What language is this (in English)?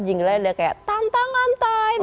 Indonesian